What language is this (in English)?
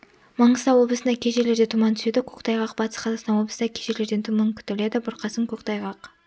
Kazakh